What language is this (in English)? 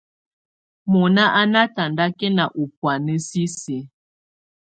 Tunen